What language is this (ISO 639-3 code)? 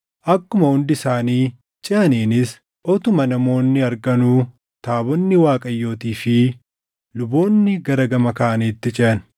orm